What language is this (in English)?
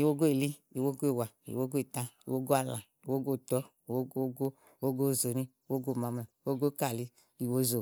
Igo